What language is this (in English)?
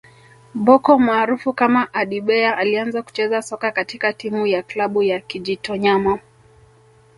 Swahili